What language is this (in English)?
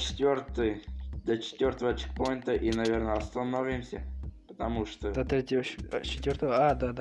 Russian